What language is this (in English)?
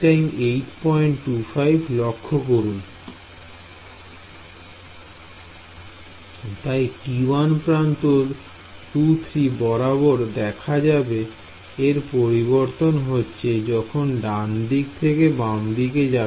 Bangla